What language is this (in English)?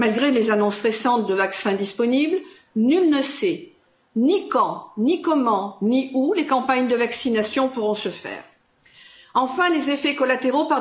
French